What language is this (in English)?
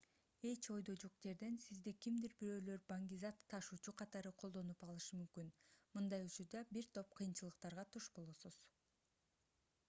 Kyrgyz